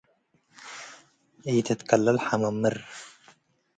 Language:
Tigre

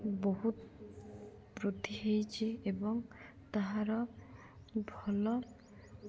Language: Odia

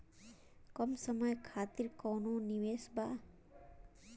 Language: Bhojpuri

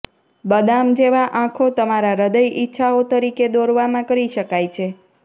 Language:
Gujarati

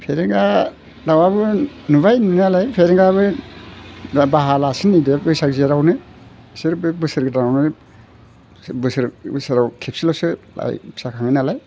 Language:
Bodo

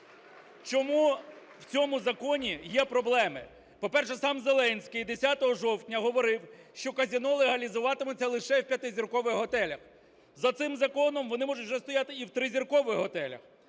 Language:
Ukrainian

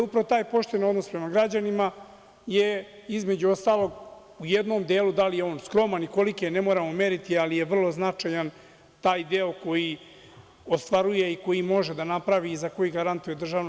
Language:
Serbian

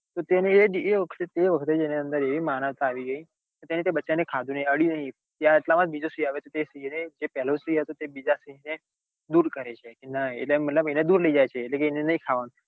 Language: Gujarati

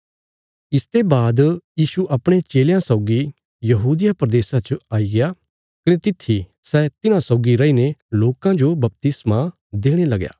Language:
Bilaspuri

